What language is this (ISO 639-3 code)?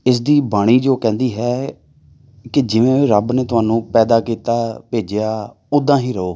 pan